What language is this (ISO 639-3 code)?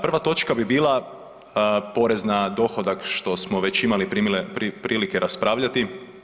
hrv